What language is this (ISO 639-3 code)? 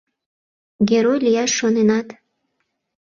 chm